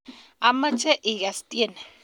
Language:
Kalenjin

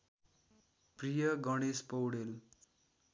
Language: Nepali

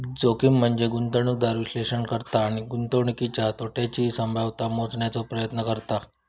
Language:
Marathi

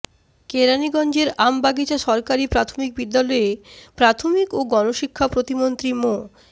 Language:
Bangla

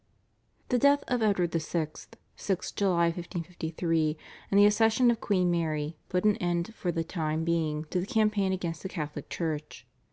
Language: English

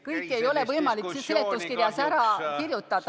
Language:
Estonian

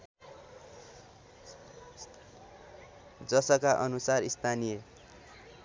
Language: Nepali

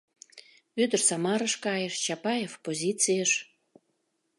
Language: Mari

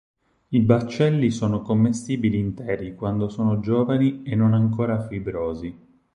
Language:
Italian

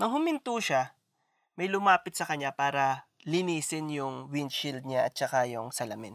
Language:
Filipino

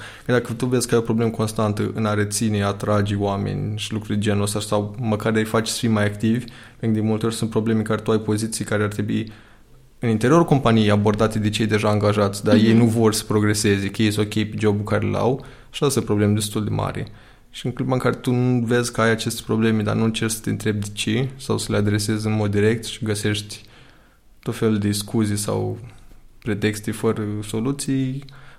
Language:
Romanian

